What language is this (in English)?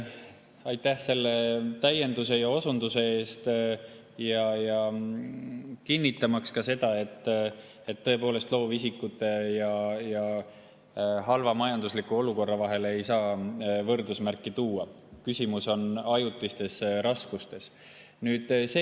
Estonian